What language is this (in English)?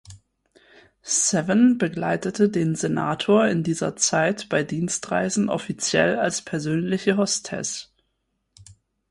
German